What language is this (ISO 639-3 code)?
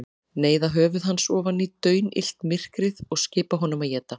isl